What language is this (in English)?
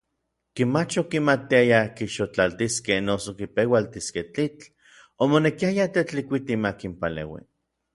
Orizaba Nahuatl